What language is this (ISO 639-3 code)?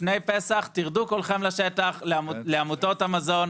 heb